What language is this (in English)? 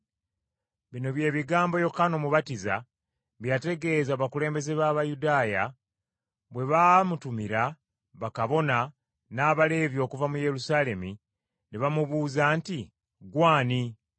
Ganda